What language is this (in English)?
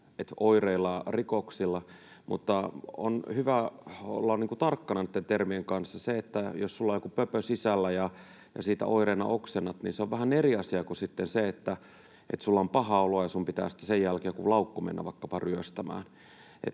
Finnish